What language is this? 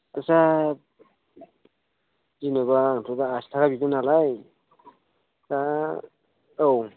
Bodo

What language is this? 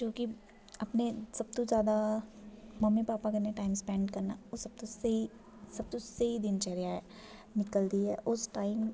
Dogri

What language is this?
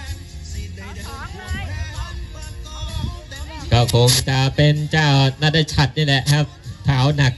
Thai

